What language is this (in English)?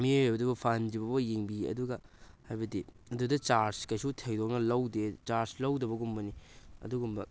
Manipuri